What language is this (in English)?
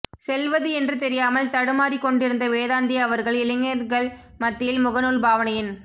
Tamil